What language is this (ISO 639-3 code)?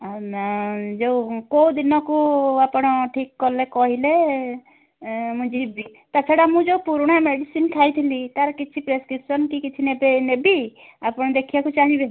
ori